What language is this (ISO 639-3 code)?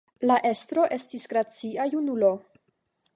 epo